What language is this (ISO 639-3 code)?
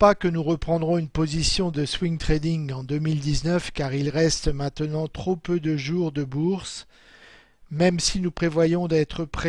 fra